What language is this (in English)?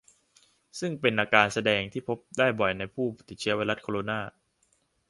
Thai